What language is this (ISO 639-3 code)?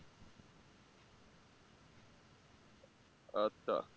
ben